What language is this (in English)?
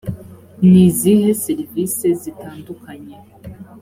Kinyarwanda